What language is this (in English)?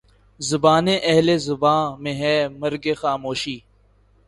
Urdu